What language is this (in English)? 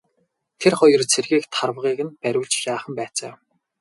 Mongolian